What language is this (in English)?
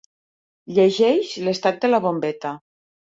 Catalan